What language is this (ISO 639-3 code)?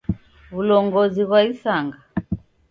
dav